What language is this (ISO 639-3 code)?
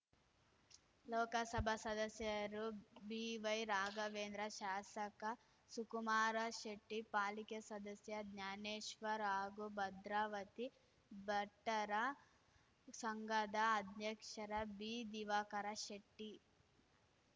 kan